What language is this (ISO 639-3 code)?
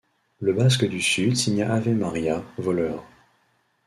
fra